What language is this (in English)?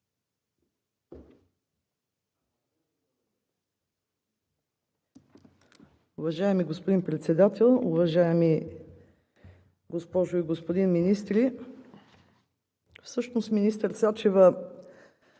Bulgarian